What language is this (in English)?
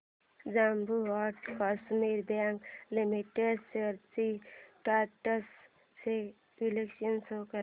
Marathi